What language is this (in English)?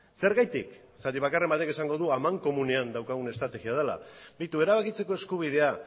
Basque